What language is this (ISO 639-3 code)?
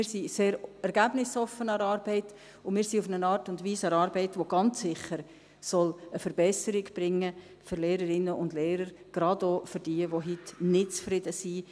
gsw